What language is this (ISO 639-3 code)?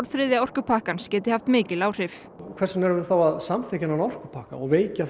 isl